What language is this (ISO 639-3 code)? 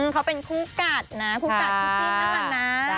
tha